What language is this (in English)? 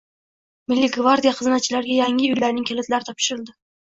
Uzbek